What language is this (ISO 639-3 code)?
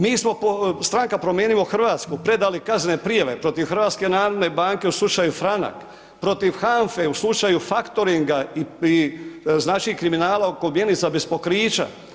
hrv